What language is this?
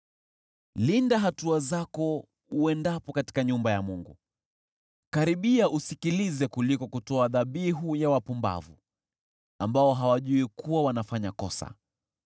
Swahili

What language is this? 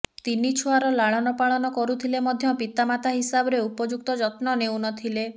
Odia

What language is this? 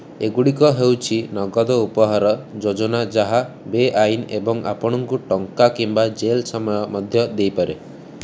Odia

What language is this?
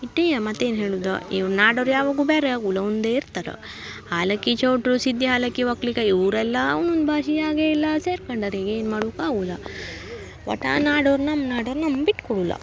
Kannada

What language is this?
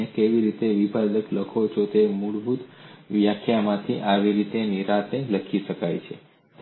Gujarati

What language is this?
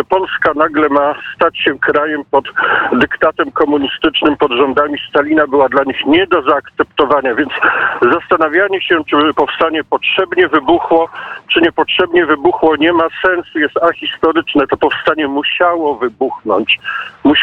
Polish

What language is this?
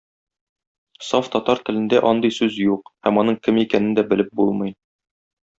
Tatar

